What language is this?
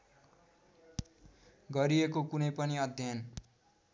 Nepali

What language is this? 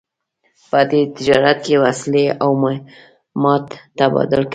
Pashto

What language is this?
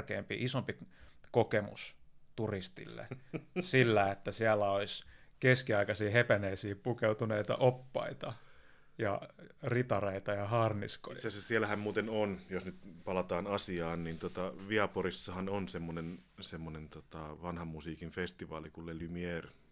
Finnish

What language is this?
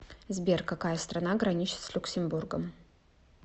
Russian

